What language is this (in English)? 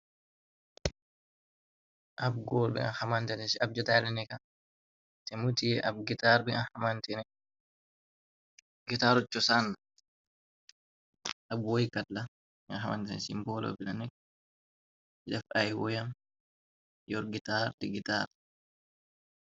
Wolof